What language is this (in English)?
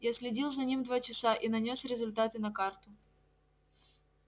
Russian